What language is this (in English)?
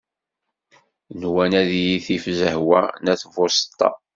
Kabyle